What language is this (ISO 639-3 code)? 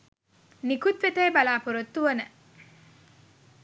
sin